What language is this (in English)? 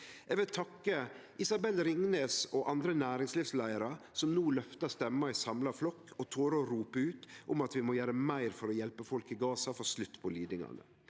Norwegian